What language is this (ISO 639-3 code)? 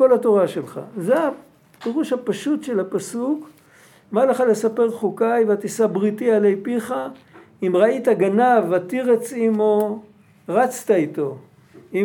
heb